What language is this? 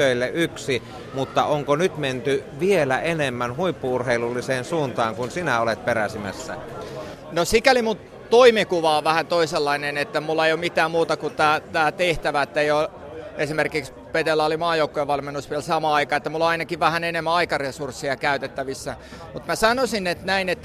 Finnish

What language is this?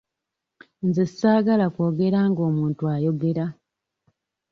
Ganda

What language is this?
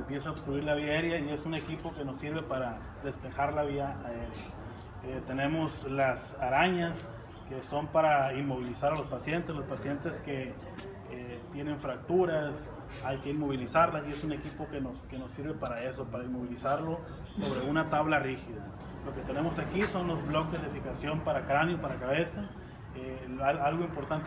Spanish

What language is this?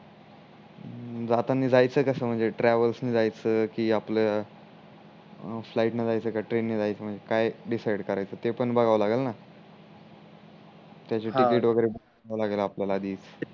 Marathi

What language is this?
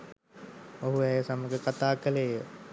Sinhala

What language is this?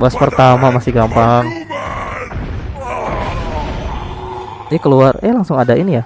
Indonesian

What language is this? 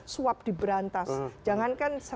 Indonesian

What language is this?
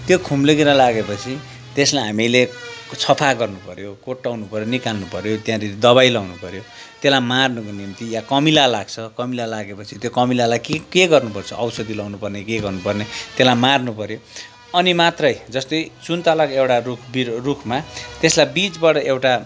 Nepali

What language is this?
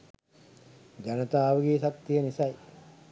Sinhala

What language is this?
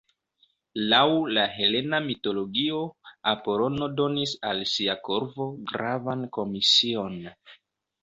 Esperanto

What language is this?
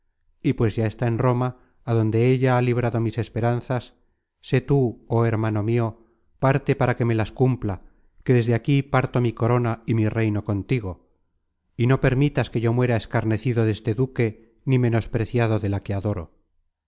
Spanish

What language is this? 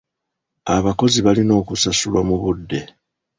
Ganda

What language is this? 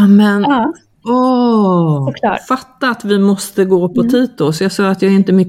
Swedish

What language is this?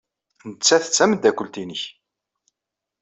Kabyle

